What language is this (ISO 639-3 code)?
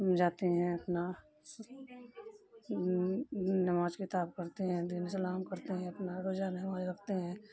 urd